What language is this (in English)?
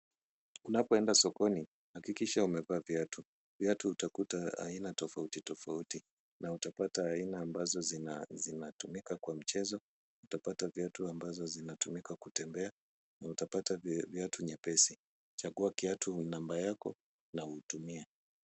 Swahili